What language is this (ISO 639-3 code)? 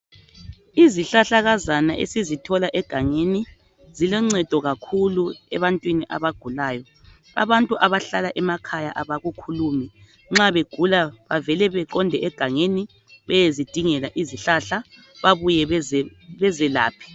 nde